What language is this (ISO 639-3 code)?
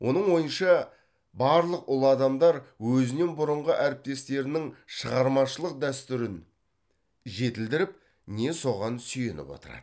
kaz